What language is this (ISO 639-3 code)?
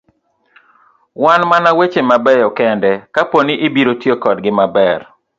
luo